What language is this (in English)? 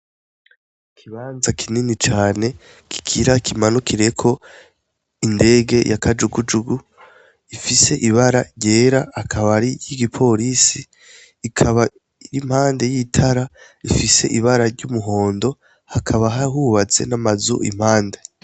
Rundi